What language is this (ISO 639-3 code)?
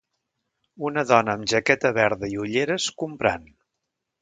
cat